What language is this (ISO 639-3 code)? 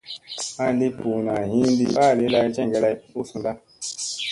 mse